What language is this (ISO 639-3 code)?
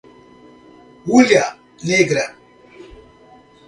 por